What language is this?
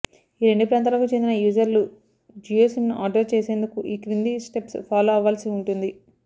Telugu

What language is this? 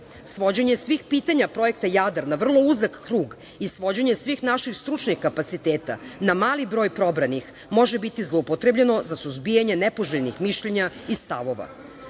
Serbian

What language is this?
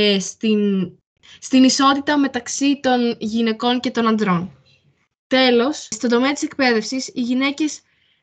Greek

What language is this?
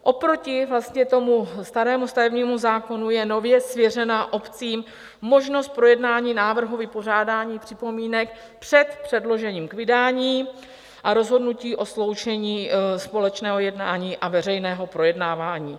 Czech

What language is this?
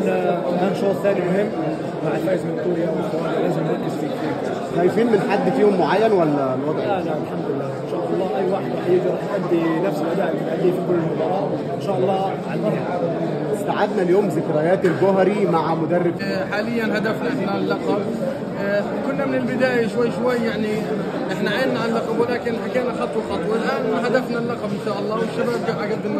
Arabic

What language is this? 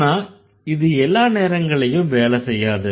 Tamil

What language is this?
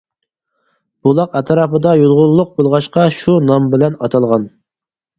Uyghur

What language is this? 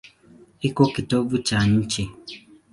Swahili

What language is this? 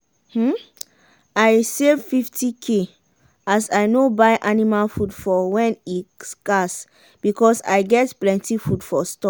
Nigerian Pidgin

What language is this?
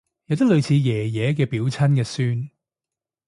Cantonese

